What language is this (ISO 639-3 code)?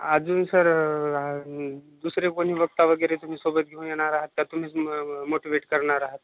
mar